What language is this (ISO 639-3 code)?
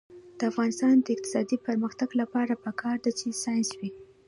pus